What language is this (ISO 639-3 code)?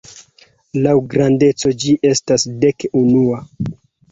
epo